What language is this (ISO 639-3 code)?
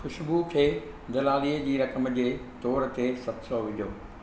snd